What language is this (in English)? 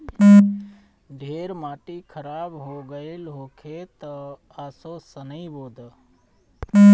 Bhojpuri